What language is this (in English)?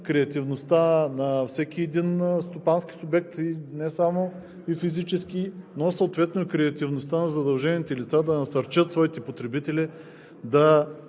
Bulgarian